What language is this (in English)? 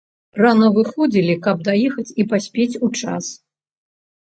Belarusian